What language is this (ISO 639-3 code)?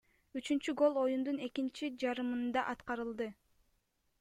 kir